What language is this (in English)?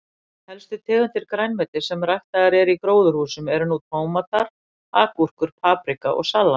Icelandic